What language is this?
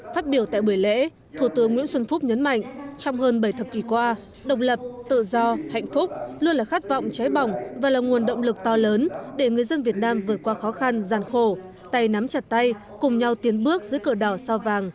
Vietnamese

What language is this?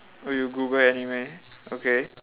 English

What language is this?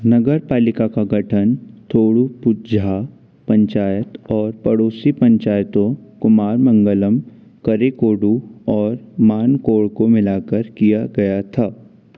Hindi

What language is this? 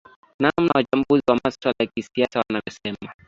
Swahili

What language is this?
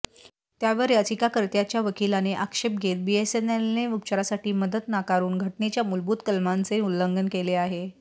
Marathi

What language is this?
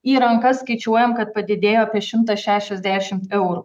Lithuanian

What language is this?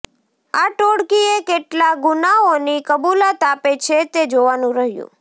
Gujarati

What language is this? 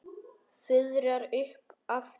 Icelandic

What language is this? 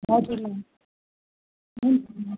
Nepali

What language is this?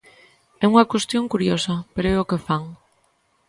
Galician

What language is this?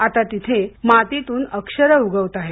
Marathi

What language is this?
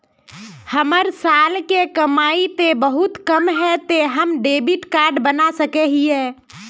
Magahi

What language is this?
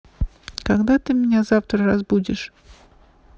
Russian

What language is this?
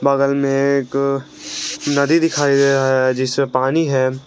Hindi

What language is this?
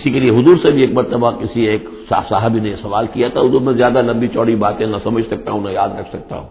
Urdu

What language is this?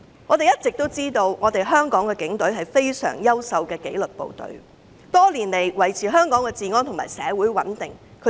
Cantonese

